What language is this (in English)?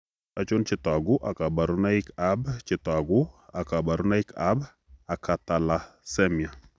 Kalenjin